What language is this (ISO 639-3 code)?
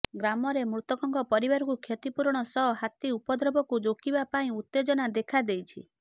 ori